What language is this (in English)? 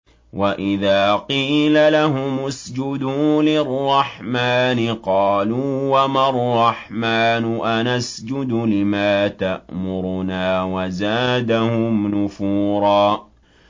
Arabic